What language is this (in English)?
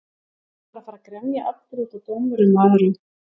Icelandic